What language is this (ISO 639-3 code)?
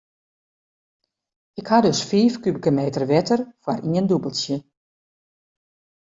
fry